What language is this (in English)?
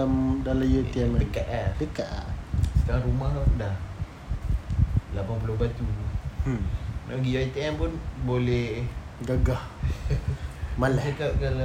Malay